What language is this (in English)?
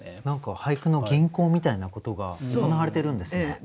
Japanese